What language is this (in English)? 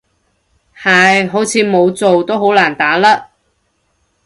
Cantonese